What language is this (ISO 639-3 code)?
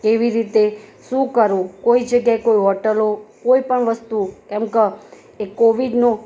guj